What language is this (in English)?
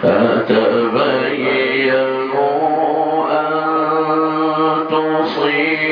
Arabic